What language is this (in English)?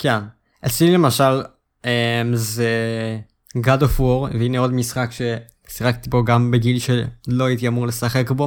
Hebrew